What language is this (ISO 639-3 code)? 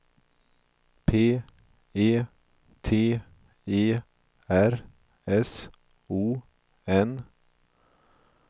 swe